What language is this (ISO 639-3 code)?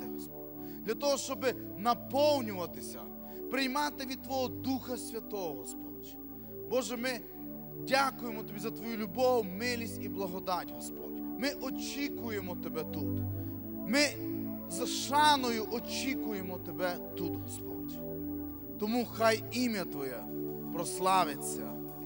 ukr